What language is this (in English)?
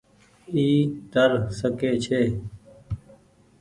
Goaria